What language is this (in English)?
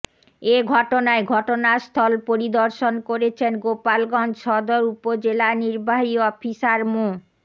Bangla